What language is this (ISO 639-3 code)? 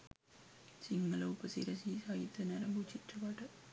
sin